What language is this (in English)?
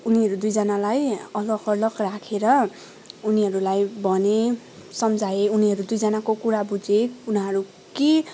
Nepali